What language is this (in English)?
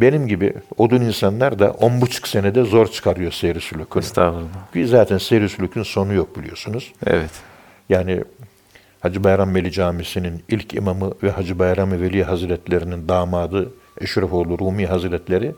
Turkish